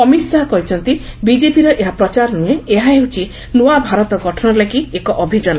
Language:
Odia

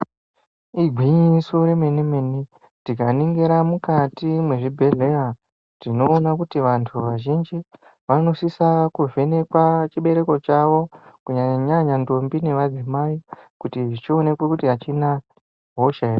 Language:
Ndau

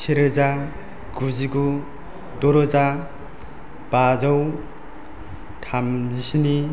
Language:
Bodo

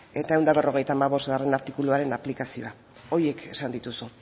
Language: Basque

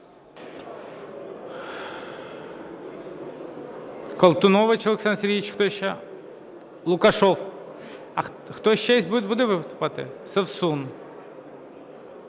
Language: Ukrainian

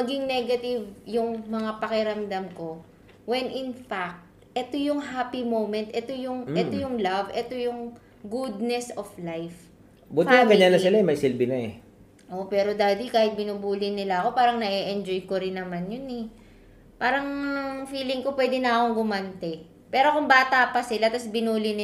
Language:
Filipino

